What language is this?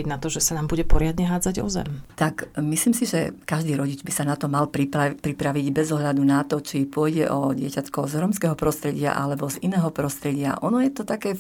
Slovak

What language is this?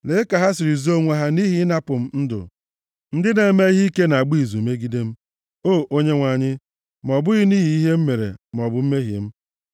Igbo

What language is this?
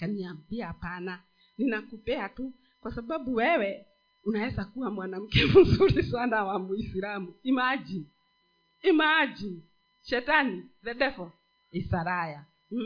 Swahili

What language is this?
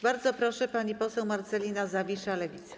Polish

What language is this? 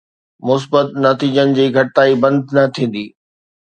Sindhi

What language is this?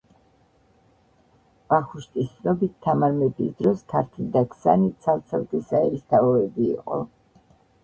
Georgian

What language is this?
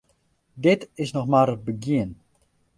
Western Frisian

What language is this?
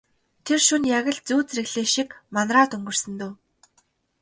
Mongolian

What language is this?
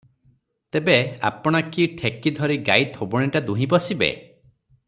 Odia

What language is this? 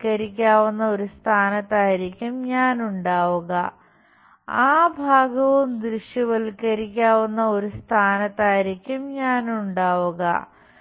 Malayalam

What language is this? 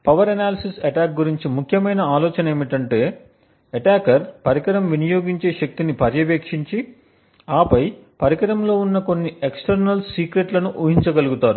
Telugu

